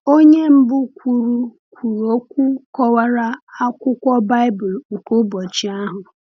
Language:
Igbo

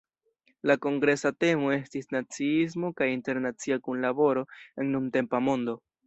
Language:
Esperanto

